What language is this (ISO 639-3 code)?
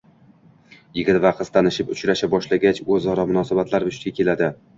uzb